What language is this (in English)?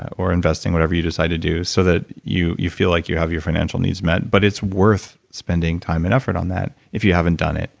English